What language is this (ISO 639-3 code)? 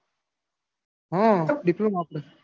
guj